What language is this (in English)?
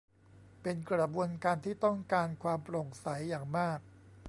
Thai